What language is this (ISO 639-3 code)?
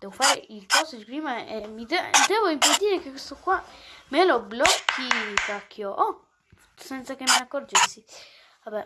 ita